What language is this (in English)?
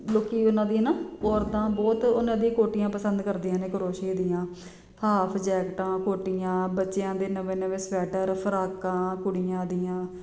Punjabi